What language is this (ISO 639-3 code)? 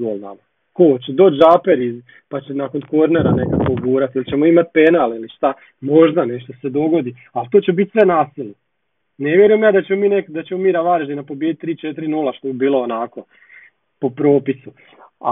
hrv